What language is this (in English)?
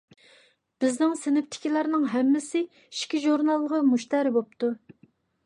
Uyghur